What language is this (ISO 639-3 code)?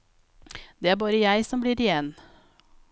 nor